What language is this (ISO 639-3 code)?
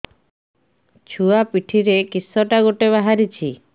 ori